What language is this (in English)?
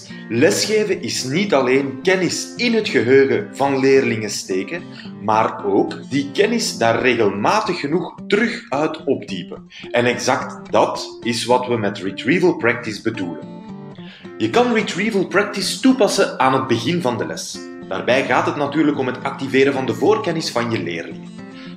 Dutch